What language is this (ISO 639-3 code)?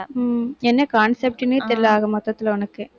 tam